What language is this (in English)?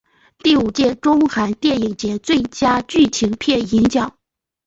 Chinese